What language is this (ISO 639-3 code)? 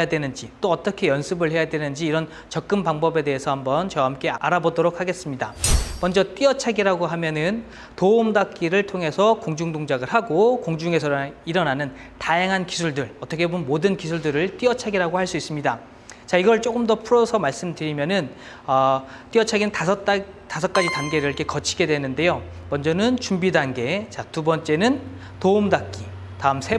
kor